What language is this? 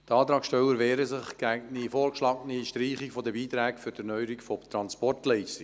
Swiss German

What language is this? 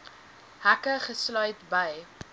Afrikaans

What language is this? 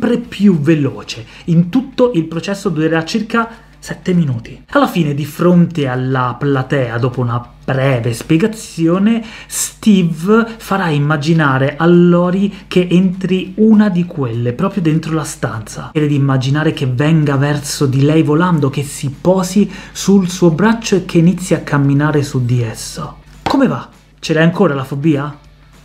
Italian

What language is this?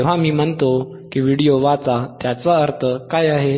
Marathi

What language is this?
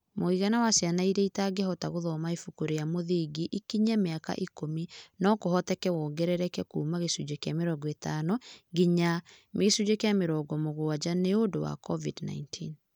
Kikuyu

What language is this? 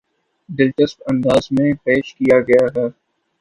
Urdu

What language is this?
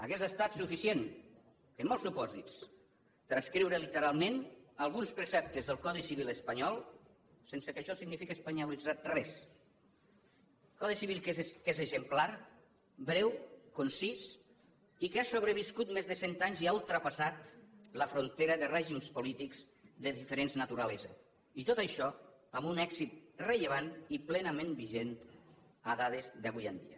Catalan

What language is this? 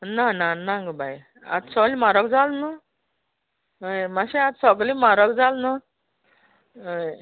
Konkani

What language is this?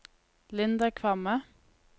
Norwegian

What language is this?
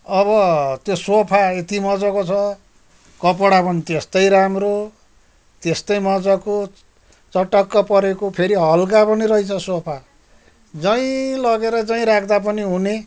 Nepali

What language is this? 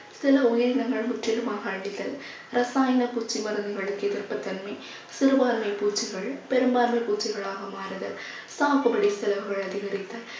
Tamil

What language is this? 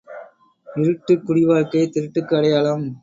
Tamil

